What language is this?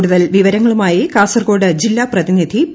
Malayalam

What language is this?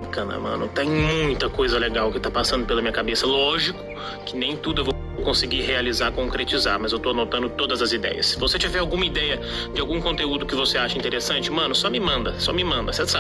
Portuguese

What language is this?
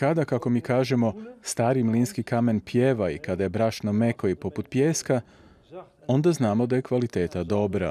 Croatian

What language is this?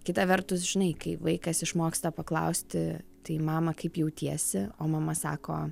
Lithuanian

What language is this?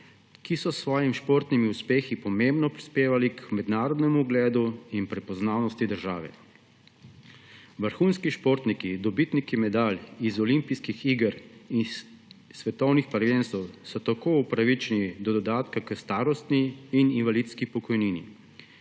Slovenian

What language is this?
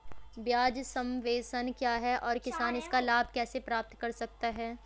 Hindi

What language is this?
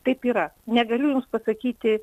Lithuanian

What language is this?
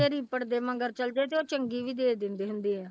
Punjabi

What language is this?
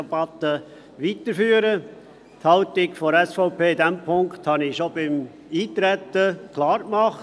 Swiss German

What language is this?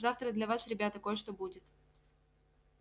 Russian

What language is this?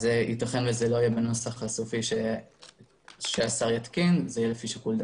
Hebrew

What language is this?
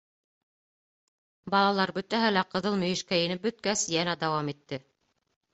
Bashkir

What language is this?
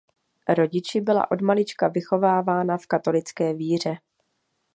Czech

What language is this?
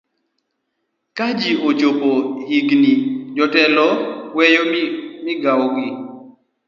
Luo (Kenya and Tanzania)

